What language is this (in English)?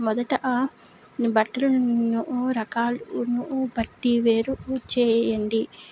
Telugu